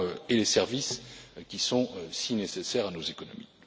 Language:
French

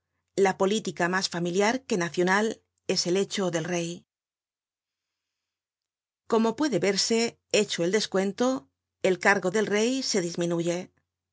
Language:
Spanish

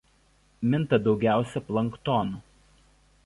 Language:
Lithuanian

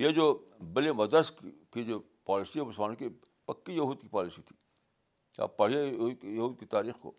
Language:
Urdu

